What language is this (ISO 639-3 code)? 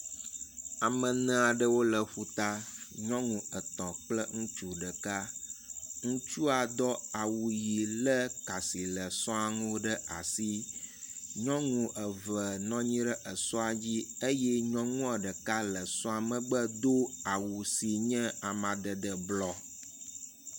ewe